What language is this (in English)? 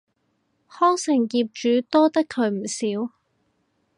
Cantonese